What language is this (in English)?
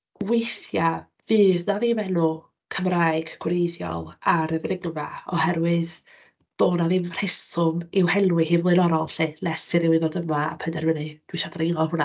Welsh